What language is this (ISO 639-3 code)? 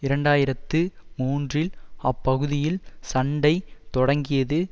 tam